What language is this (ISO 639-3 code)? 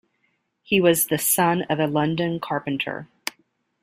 eng